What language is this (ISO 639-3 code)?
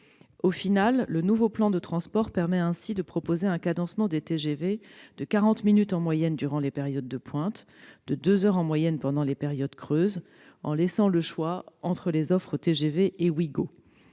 fra